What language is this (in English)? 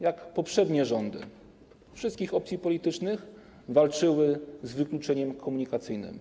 Polish